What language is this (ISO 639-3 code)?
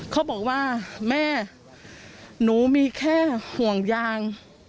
tha